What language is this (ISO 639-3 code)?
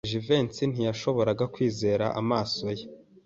kin